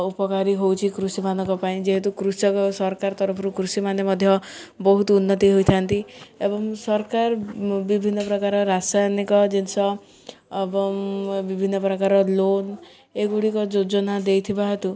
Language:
Odia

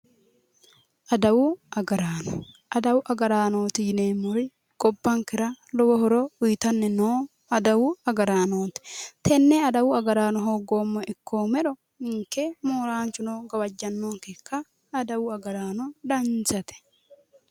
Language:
Sidamo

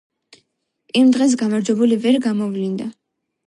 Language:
Georgian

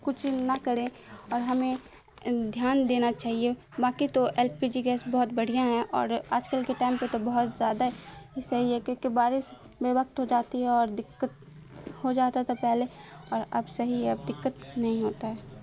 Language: Urdu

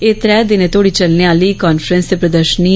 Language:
Dogri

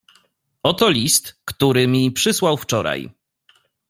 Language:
Polish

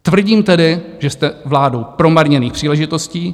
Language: Czech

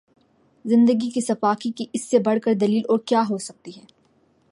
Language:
Urdu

